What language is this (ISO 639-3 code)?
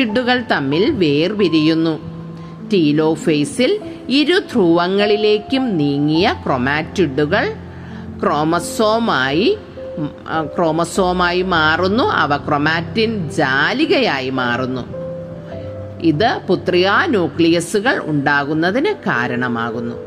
mal